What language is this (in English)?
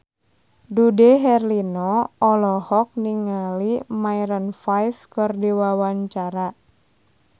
Sundanese